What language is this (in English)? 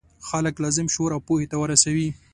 Pashto